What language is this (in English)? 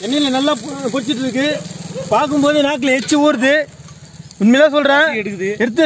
Tamil